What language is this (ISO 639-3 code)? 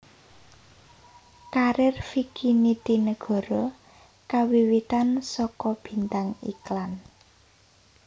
jav